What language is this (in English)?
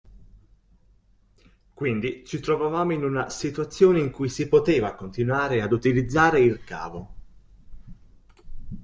Italian